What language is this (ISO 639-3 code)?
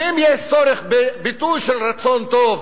heb